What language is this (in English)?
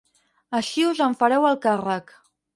Catalan